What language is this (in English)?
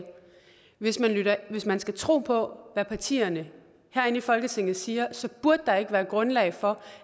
Danish